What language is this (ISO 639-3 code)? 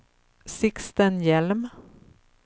swe